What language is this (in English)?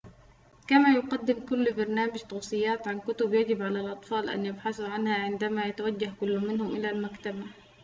Arabic